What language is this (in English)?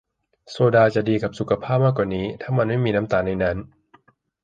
Thai